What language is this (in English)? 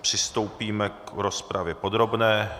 Czech